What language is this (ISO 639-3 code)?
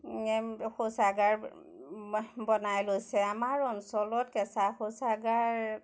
asm